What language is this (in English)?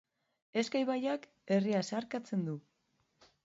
Basque